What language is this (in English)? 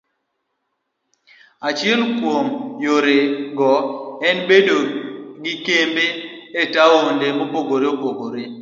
Luo (Kenya and Tanzania)